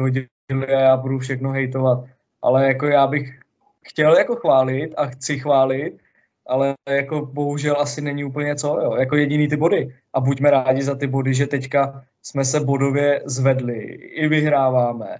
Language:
Czech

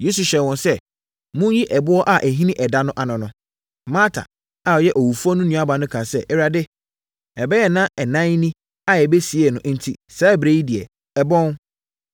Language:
Akan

